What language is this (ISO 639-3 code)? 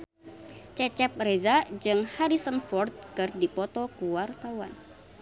sun